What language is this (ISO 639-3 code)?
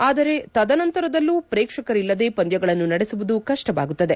kan